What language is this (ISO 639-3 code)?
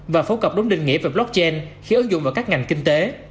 vie